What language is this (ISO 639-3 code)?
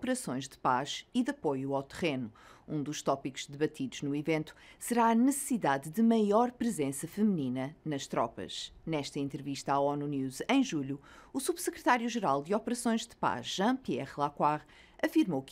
por